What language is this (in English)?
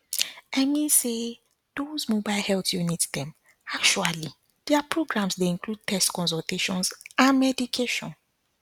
Nigerian Pidgin